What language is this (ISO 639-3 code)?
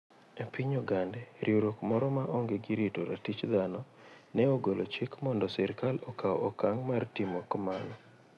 luo